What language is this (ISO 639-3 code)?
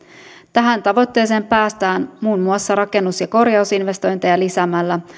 fin